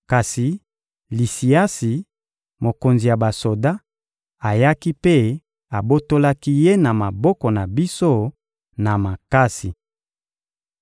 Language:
Lingala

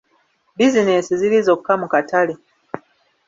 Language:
Ganda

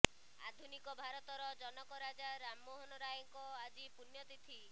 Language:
Odia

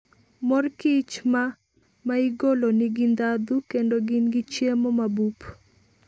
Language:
Luo (Kenya and Tanzania)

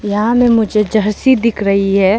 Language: Hindi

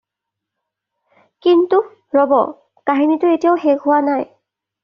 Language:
Assamese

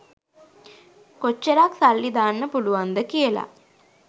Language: Sinhala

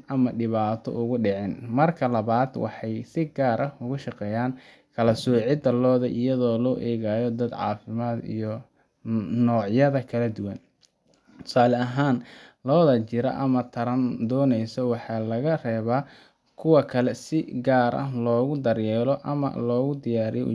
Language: Somali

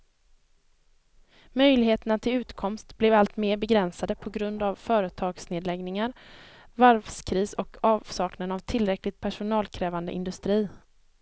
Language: Swedish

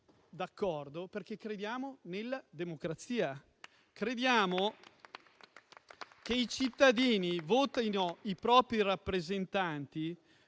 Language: Italian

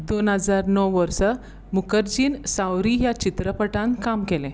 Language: Konkani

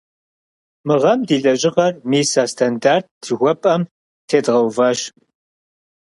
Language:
Kabardian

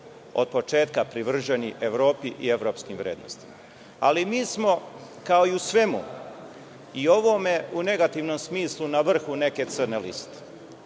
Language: Serbian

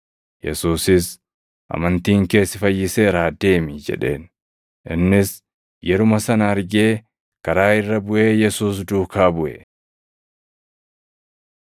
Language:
Oromo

